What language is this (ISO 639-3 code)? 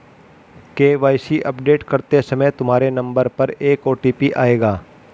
hin